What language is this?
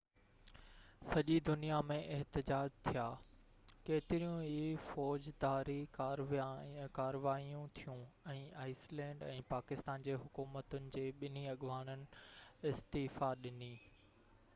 Sindhi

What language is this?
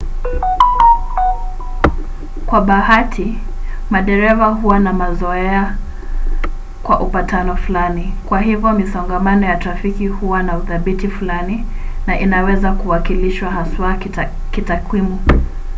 Swahili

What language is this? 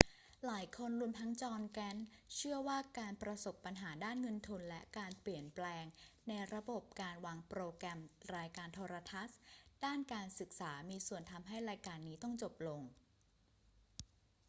Thai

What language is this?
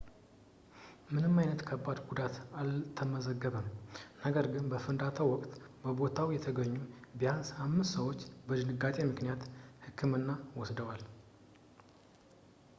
Amharic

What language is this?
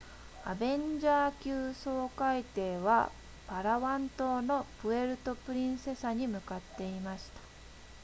Japanese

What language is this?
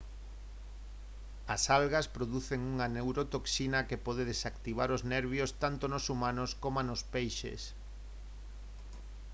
Galician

